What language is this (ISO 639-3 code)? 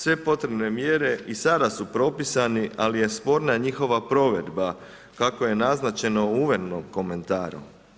hrv